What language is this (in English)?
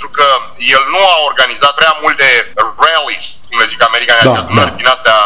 Romanian